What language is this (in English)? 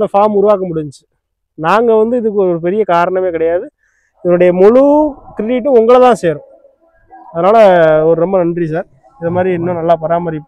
Vietnamese